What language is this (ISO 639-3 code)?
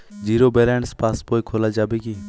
ben